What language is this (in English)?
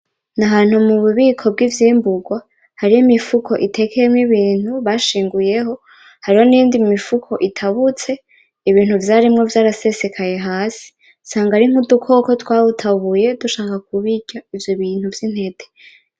Rundi